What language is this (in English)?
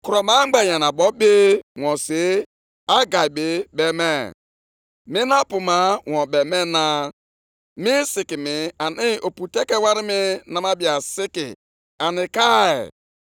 Igbo